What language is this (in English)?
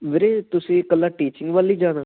Punjabi